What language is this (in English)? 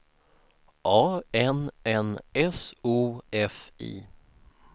Swedish